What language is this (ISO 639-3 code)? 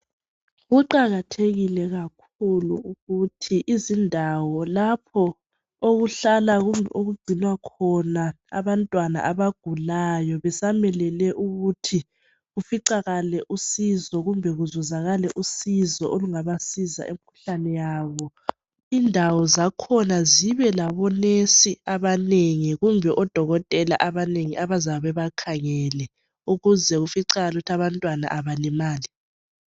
nde